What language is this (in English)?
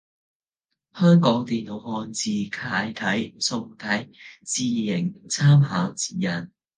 Cantonese